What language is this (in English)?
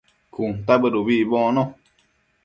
Matsés